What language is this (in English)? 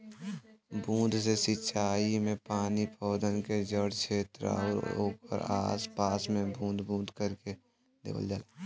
Bhojpuri